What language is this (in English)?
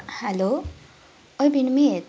Nepali